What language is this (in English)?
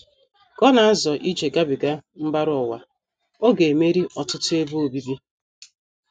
Igbo